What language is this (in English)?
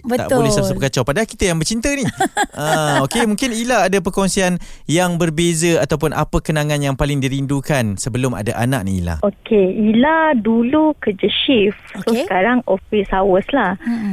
Malay